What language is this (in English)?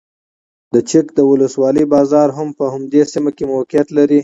Pashto